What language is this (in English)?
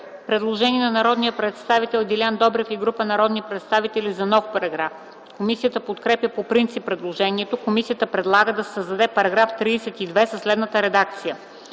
Bulgarian